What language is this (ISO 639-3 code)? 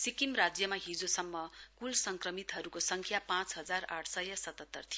nep